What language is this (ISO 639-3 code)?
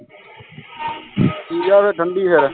pan